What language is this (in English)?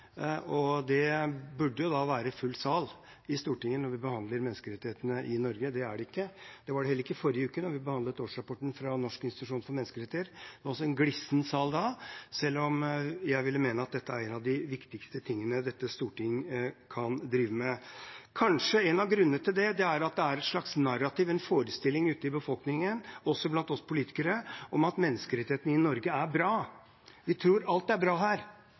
Norwegian Bokmål